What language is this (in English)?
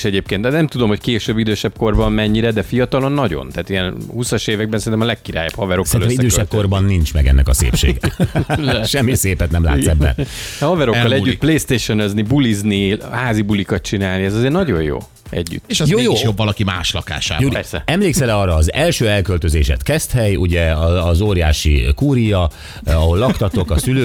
Hungarian